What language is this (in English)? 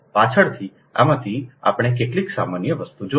Gujarati